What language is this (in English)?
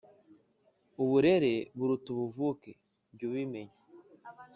Kinyarwanda